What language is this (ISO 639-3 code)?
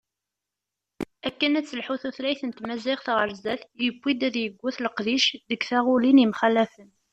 kab